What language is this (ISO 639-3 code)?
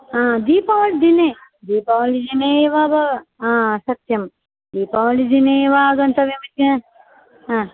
san